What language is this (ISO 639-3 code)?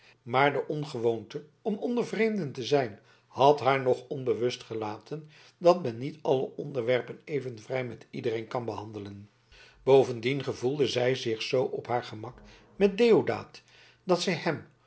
nld